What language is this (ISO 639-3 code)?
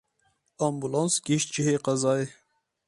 kur